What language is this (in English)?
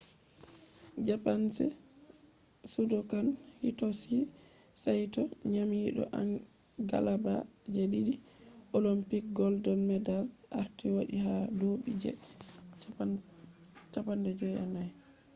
Fula